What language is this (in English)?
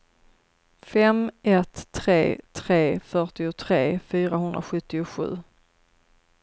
Swedish